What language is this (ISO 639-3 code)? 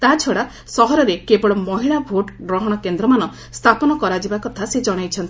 ori